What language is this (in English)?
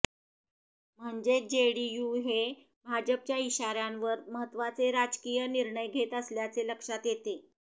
Marathi